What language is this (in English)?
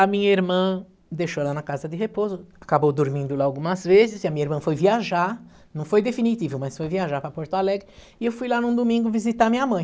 Portuguese